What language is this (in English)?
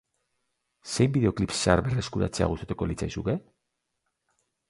Basque